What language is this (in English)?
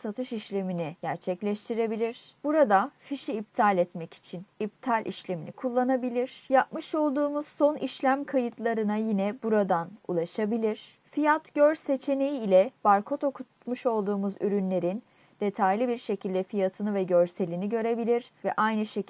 Turkish